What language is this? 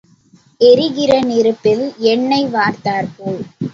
Tamil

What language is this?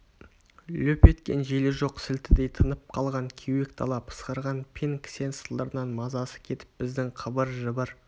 Kazakh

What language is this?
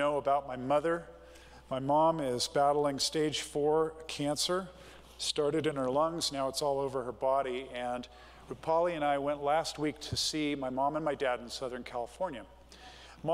English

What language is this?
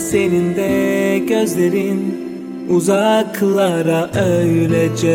Turkish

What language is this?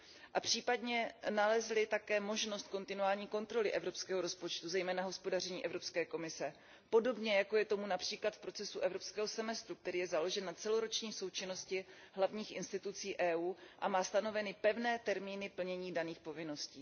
Czech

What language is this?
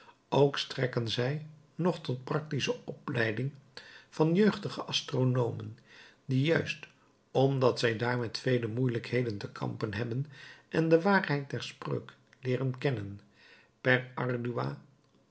Dutch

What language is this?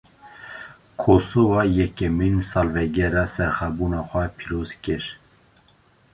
Kurdish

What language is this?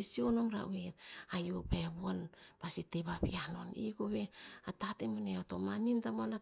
Tinputz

